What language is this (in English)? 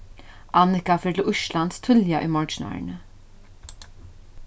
Faroese